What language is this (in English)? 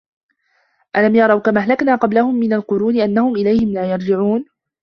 Arabic